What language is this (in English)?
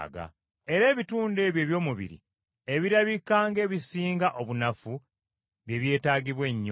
Ganda